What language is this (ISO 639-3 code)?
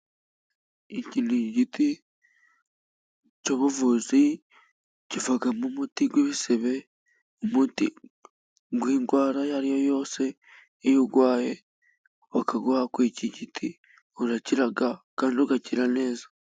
kin